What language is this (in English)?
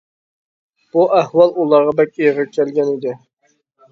Uyghur